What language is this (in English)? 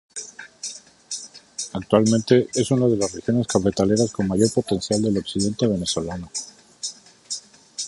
Spanish